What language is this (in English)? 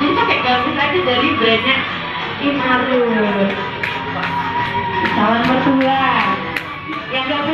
Indonesian